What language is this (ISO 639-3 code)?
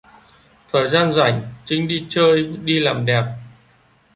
vie